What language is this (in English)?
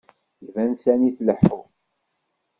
Kabyle